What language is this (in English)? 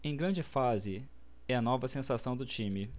Portuguese